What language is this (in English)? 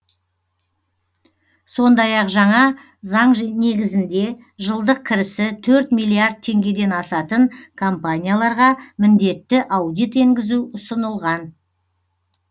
Kazakh